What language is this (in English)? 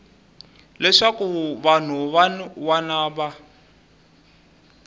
Tsonga